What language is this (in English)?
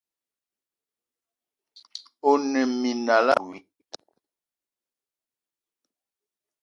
Eton (Cameroon)